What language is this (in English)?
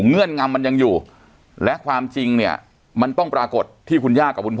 Thai